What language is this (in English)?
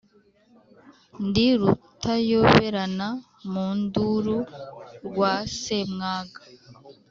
Kinyarwanda